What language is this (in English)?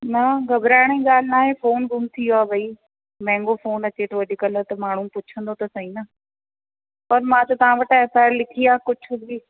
Sindhi